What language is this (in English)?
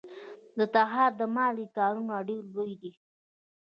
Pashto